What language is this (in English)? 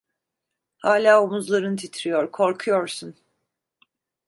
Turkish